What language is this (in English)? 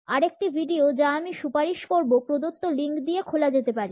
Bangla